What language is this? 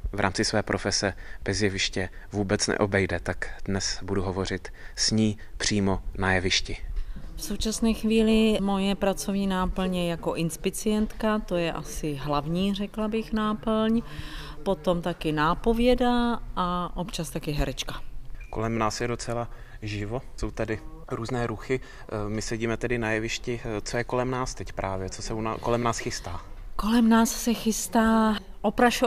Czech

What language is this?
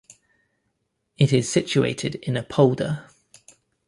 English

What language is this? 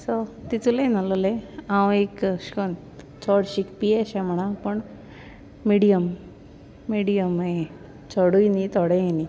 Konkani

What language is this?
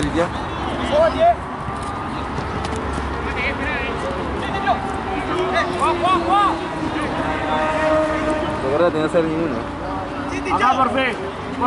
Spanish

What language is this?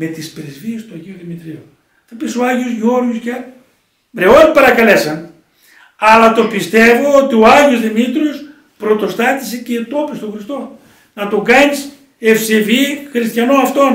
Greek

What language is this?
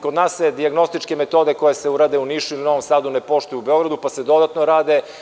Serbian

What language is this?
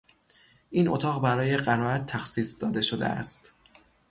Persian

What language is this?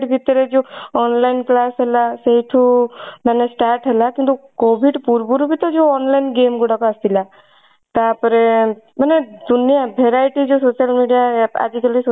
Odia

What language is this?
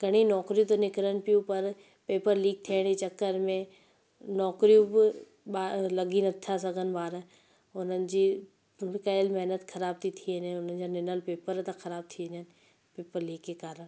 Sindhi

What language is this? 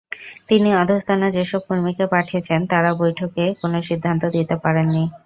Bangla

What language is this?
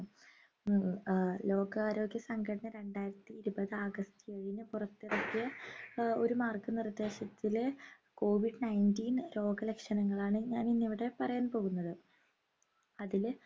Malayalam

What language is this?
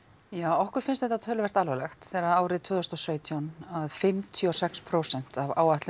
Icelandic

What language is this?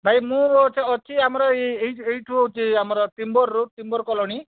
Odia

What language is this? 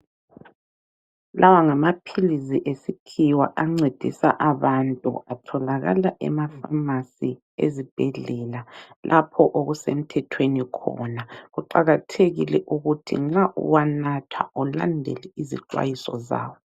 North Ndebele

